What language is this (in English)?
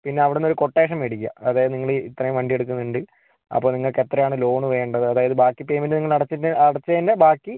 Malayalam